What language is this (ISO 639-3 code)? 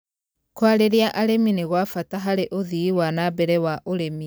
kik